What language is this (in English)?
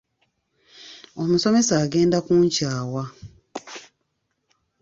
Ganda